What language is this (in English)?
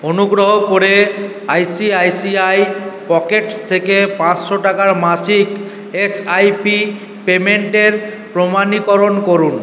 Bangla